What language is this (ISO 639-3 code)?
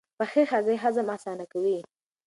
pus